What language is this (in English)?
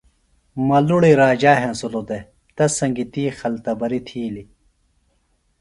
Phalura